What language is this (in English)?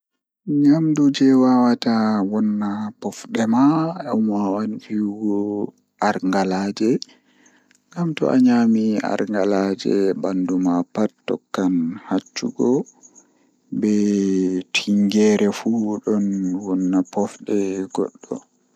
Fula